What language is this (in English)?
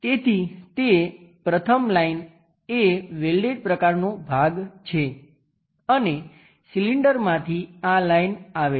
Gujarati